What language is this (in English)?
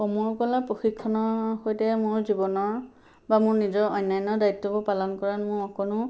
Assamese